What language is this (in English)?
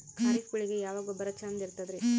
Kannada